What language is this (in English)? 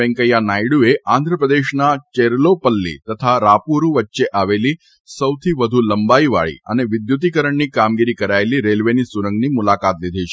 Gujarati